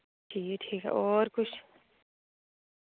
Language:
Dogri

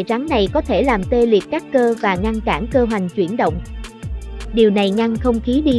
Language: Vietnamese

